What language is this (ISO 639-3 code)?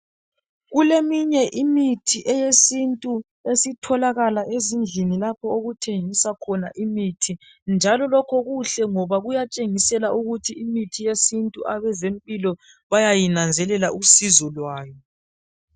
nde